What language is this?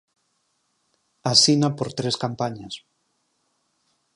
Galician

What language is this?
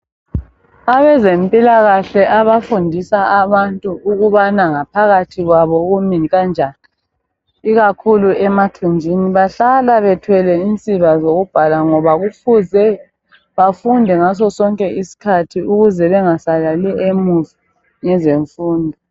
North Ndebele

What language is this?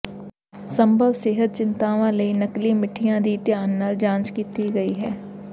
Punjabi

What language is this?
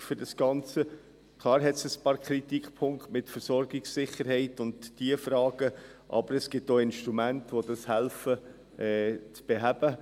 Swiss German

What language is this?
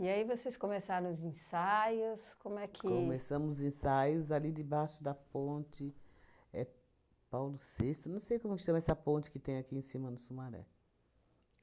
Portuguese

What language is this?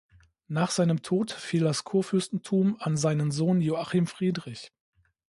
German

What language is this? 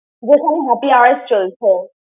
Bangla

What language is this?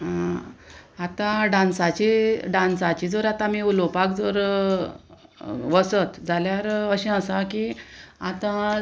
Konkani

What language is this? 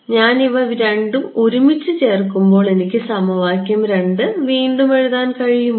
Malayalam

